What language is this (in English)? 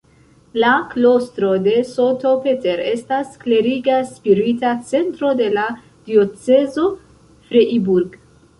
Esperanto